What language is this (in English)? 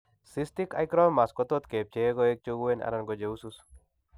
Kalenjin